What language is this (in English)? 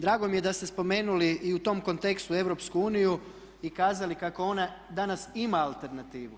Croatian